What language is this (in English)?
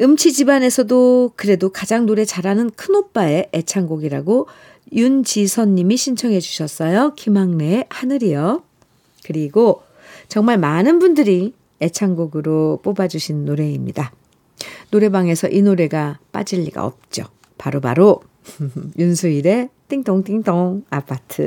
Korean